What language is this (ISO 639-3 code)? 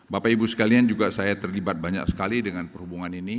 ind